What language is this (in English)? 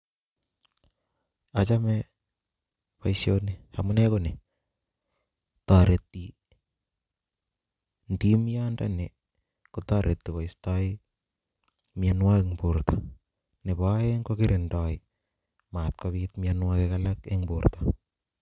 Kalenjin